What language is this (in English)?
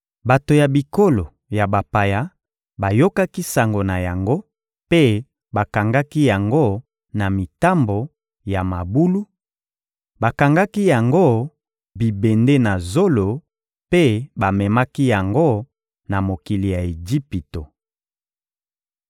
Lingala